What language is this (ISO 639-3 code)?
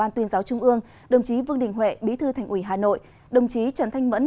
vie